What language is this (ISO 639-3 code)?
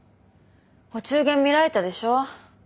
jpn